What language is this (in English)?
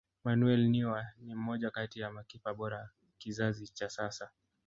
Swahili